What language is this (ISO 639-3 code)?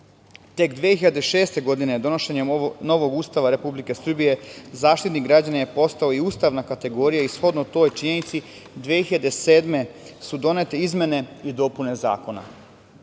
srp